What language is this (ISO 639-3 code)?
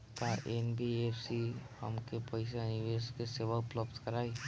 bho